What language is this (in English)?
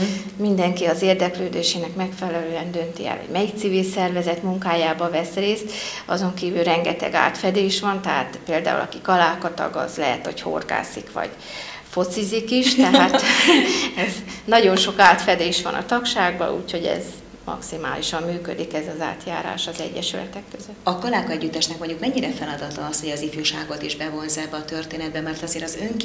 Hungarian